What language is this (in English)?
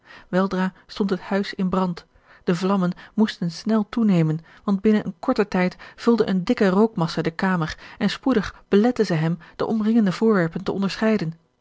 Dutch